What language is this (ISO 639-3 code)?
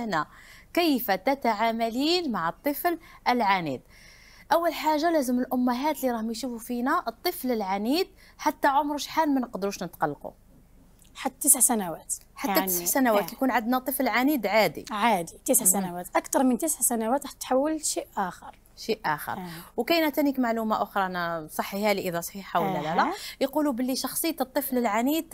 ara